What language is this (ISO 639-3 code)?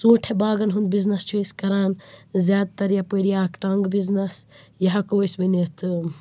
kas